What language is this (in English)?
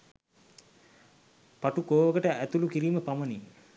Sinhala